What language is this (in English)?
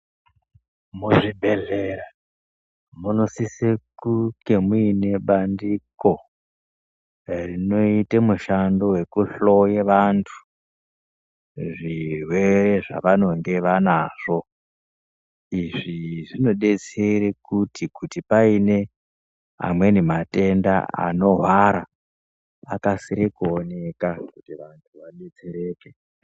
Ndau